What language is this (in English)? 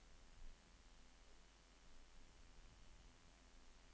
Norwegian